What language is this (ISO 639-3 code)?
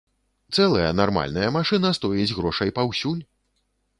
bel